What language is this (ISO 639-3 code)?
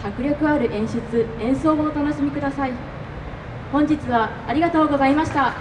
jpn